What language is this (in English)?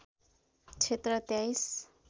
Nepali